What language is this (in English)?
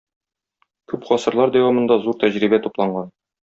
Tatar